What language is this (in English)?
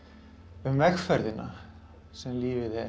Icelandic